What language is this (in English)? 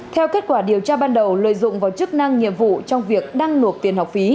Vietnamese